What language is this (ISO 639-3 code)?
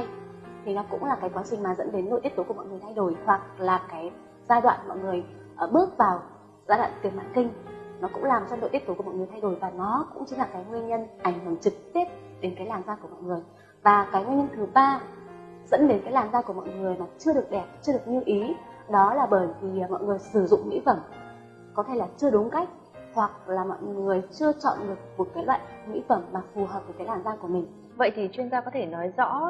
vie